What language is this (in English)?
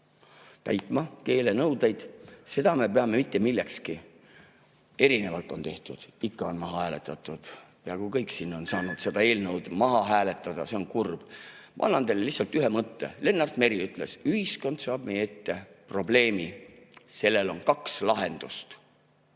Estonian